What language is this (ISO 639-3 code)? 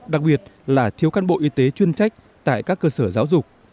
vie